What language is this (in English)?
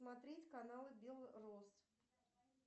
Russian